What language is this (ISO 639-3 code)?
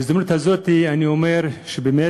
heb